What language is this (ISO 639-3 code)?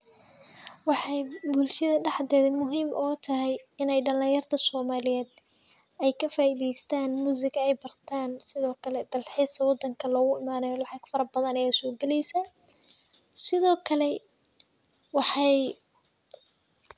som